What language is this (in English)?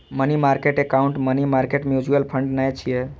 Maithili